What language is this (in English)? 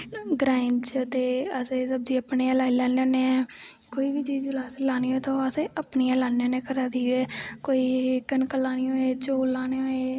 Dogri